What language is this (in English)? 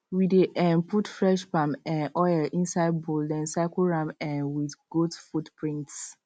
Nigerian Pidgin